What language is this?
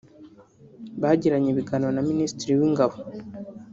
Kinyarwanda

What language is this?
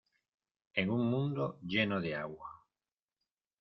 Spanish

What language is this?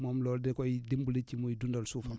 Wolof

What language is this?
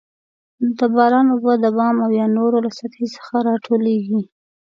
Pashto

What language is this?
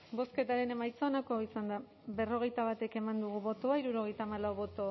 Basque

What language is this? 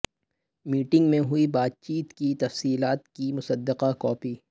Urdu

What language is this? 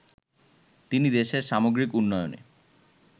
Bangla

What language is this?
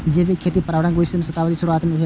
Maithili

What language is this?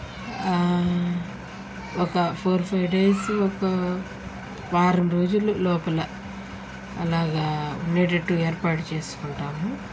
Telugu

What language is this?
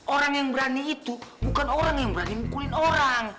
Indonesian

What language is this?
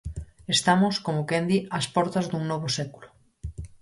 Galician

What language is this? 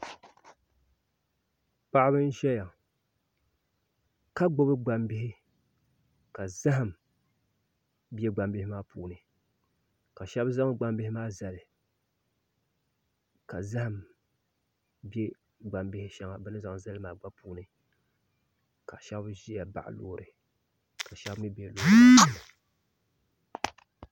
Dagbani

